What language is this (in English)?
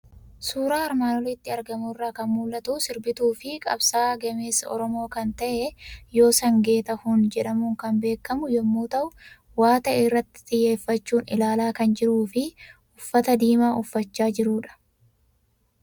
Oromo